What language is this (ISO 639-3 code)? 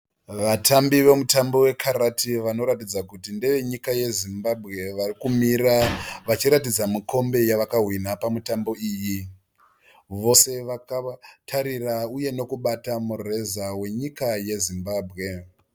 sna